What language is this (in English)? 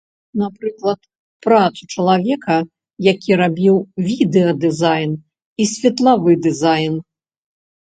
Belarusian